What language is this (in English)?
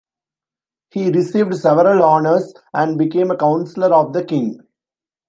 English